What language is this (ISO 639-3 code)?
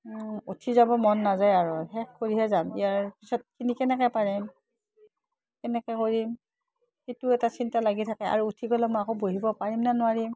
asm